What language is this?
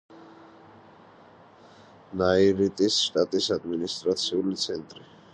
Georgian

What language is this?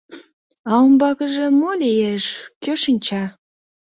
Mari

